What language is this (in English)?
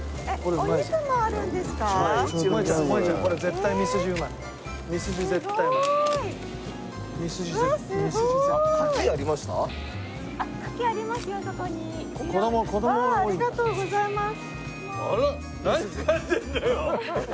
Japanese